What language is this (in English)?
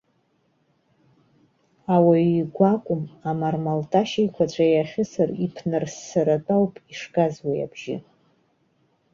Abkhazian